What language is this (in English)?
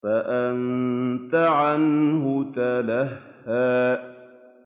Arabic